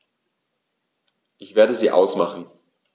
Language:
German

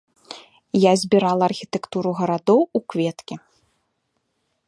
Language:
Belarusian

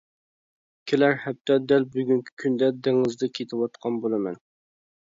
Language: Uyghur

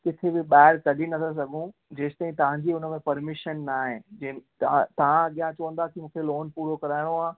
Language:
Sindhi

